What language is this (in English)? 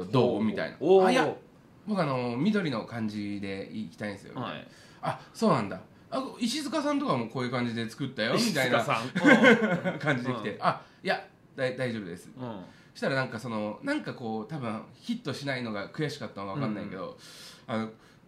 Japanese